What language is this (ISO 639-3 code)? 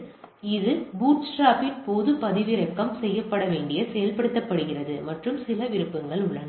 tam